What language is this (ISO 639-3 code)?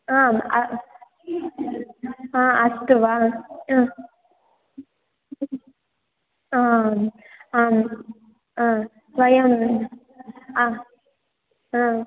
san